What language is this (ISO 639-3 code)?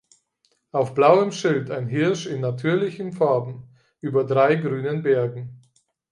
deu